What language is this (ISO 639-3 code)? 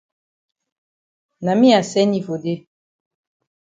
wes